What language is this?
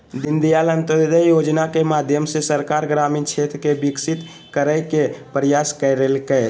Magahi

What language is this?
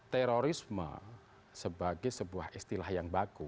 Indonesian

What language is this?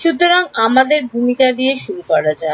Bangla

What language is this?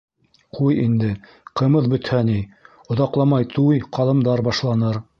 Bashkir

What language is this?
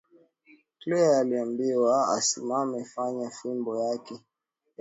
Swahili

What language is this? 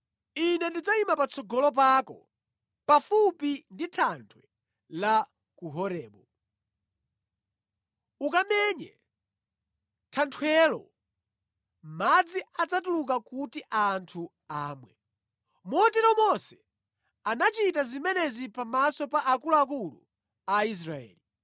Nyanja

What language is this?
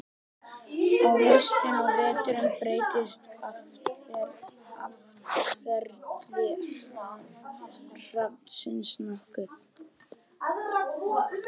Icelandic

